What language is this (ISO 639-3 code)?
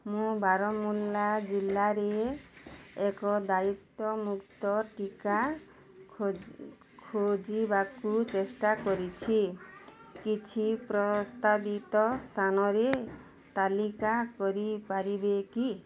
ori